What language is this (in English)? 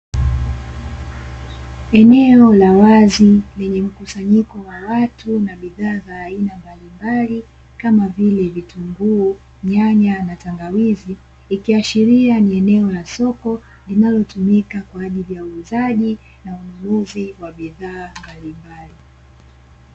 Swahili